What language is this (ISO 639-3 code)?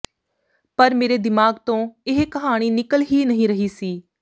pan